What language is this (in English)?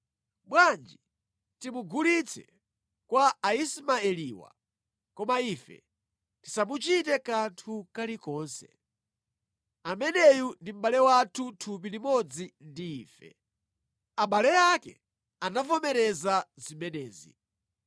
Nyanja